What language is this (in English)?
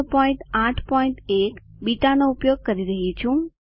Gujarati